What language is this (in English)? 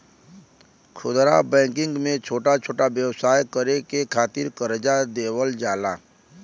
Bhojpuri